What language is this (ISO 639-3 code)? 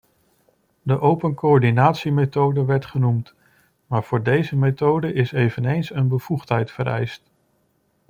nld